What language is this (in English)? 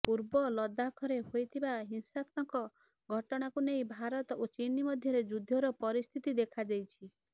Odia